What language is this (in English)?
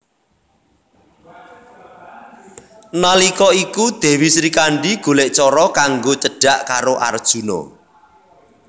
Javanese